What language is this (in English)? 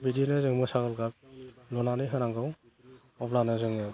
Bodo